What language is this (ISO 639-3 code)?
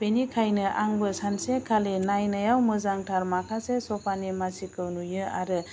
brx